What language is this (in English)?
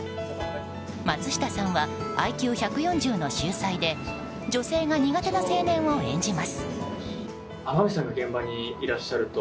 Japanese